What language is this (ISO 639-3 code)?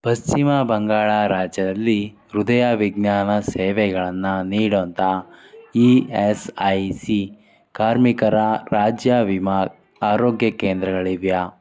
kan